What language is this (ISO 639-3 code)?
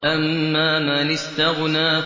ara